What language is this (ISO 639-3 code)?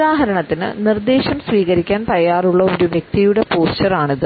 mal